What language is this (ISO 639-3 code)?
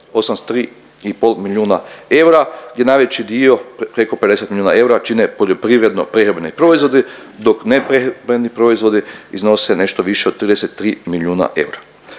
hrv